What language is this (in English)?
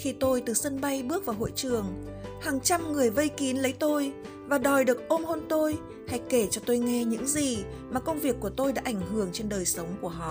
Vietnamese